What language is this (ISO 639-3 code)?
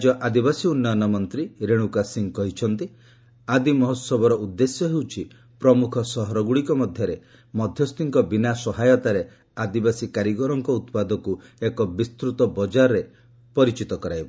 ori